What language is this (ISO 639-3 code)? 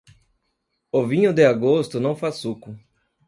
por